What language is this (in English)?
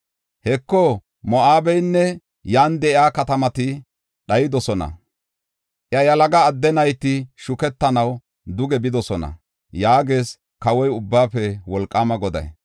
Gofa